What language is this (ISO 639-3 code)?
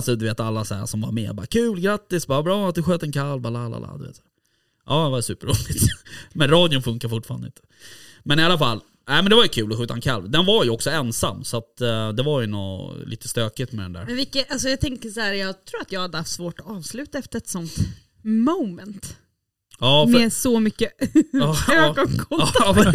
swe